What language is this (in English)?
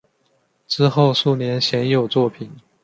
Chinese